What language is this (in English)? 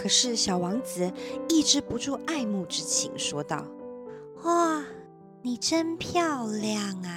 Chinese